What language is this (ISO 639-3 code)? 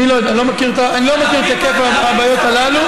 heb